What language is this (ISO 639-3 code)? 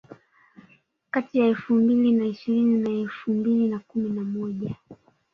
swa